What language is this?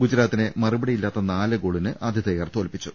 Malayalam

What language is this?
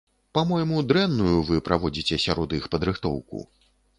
Belarusian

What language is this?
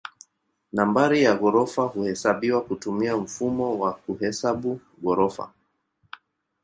Swahili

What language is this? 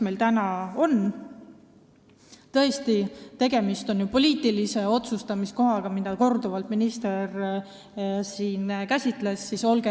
Estonian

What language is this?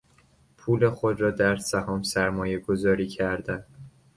Persian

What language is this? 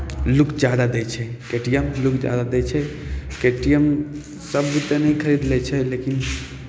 Maithili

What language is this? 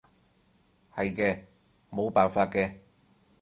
Cantonese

